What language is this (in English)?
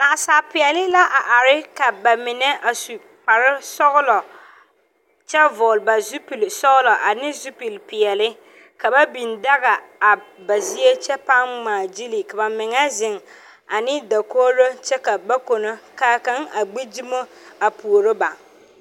Southern Dagaare